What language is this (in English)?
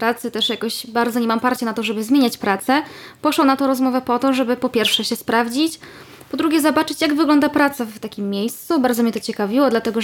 Polish